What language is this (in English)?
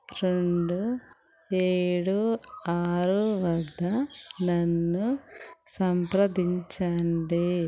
Telugu